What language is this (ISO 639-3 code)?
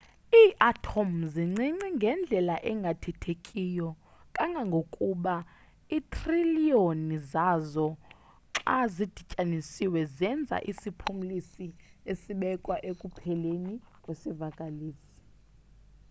xho